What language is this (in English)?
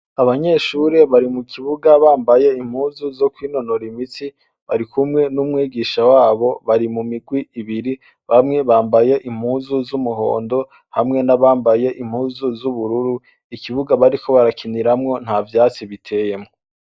Rundi